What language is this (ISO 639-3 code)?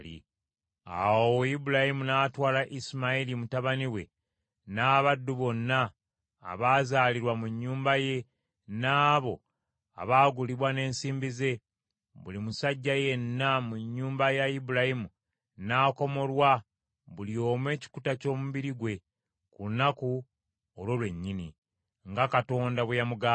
lug